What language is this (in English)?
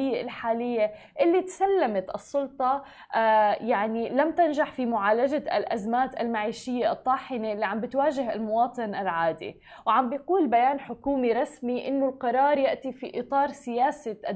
Arabic